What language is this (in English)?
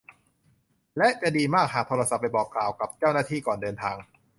Thai